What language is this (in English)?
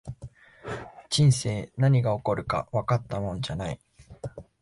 Japanese